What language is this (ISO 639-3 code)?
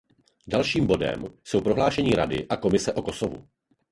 ces